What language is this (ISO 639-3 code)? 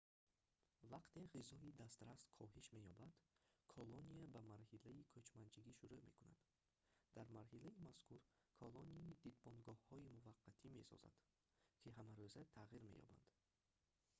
tgk